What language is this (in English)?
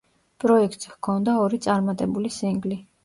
Georgian